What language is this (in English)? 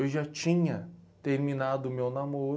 Portuguese